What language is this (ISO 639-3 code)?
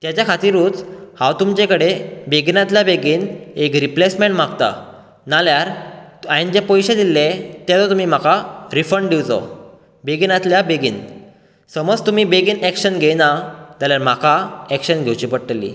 kok